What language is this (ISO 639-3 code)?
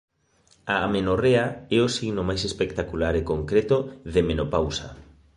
glg